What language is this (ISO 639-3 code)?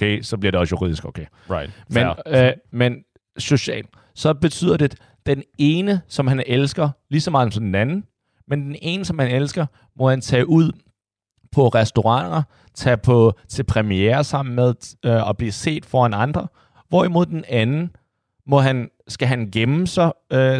dan